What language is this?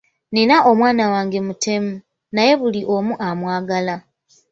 Ganda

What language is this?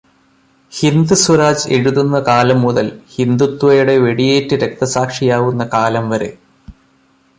Malayalam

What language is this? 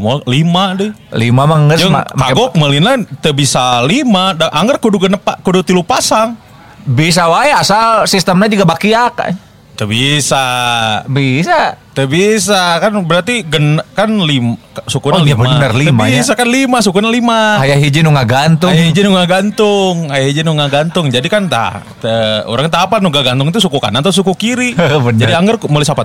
Indonesian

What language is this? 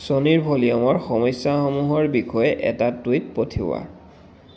Assamese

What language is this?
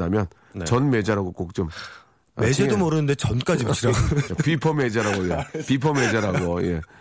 Korean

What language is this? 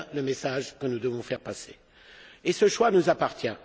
French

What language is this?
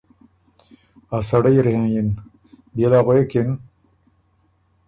Ormuri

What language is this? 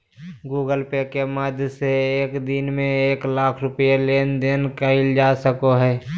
Magahi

